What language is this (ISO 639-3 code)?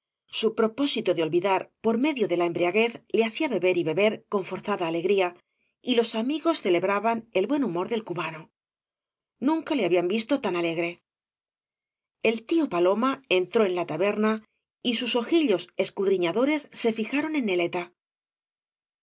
spa